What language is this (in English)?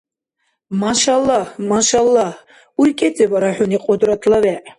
Dargwa